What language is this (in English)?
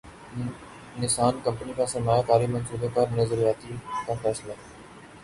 Urdu